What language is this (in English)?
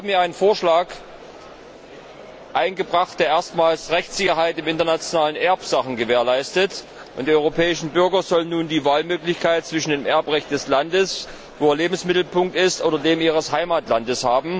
German